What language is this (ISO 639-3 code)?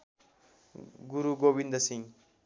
nep